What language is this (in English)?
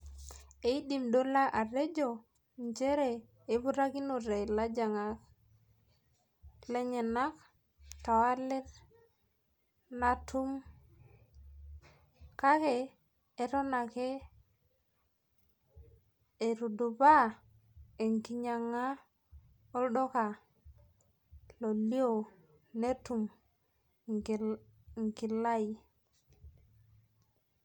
Masai